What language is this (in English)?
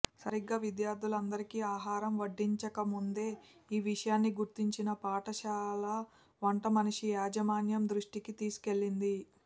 Telugu